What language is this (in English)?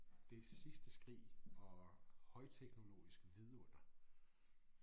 Danish